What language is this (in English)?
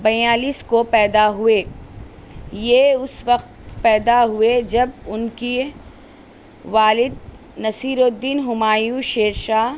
Urdu